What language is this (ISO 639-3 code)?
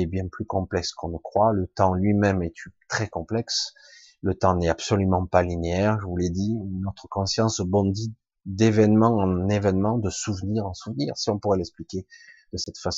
fra